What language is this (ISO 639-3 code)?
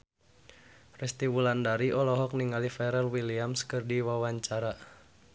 sun